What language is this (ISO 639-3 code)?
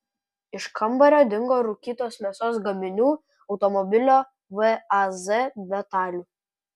lit